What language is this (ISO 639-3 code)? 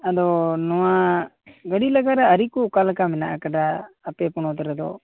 sat